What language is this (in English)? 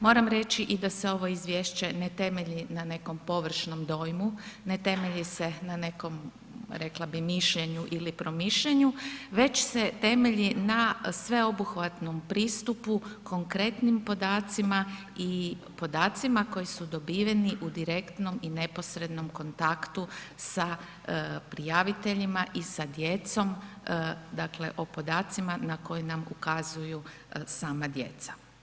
Croatian